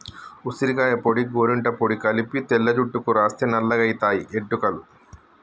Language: Telugu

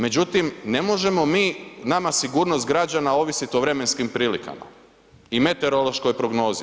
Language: Croatian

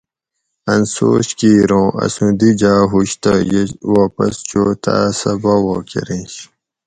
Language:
Gawri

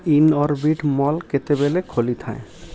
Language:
Odia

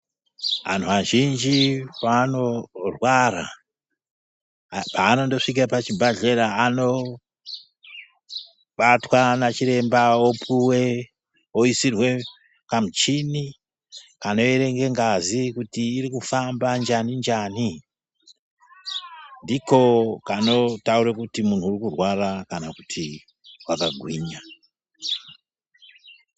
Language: Ndau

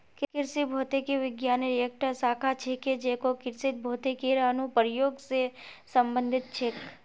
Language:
Magahi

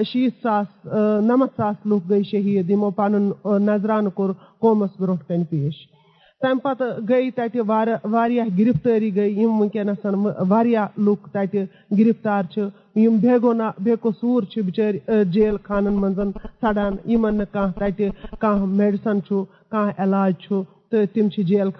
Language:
Urdu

